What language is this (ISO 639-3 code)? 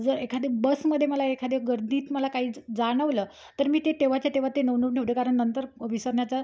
mar